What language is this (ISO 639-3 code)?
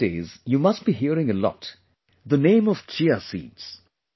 eng